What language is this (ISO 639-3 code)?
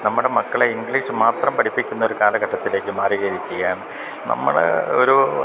mal